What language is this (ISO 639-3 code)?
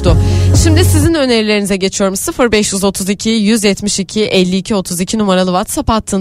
tur